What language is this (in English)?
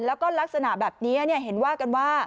Thai